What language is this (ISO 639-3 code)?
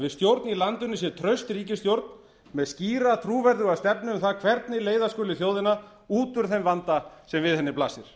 isl